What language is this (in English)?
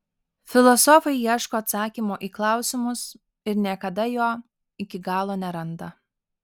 Lithuanian